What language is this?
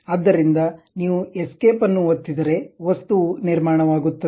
Kannada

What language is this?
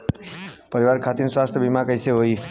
Bhojpuri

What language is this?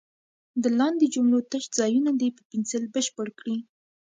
Pashto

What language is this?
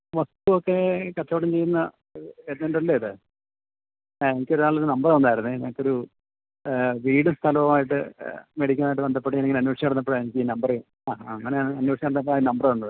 Malayalam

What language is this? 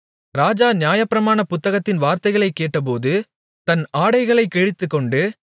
Tamil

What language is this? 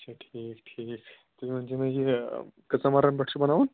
Kashmiri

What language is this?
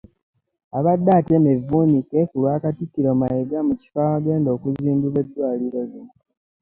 Ganda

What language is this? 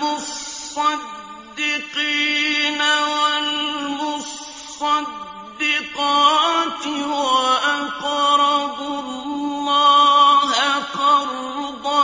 Arabic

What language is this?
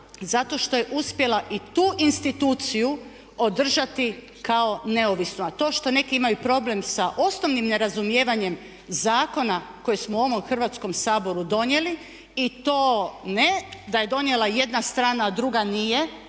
Croatian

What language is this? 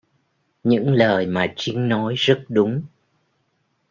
Vietnamese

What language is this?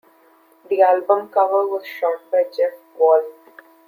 English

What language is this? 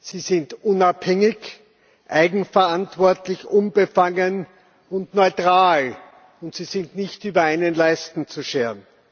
German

